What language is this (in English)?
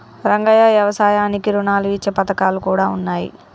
Telugu